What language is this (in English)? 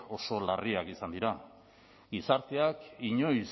Basque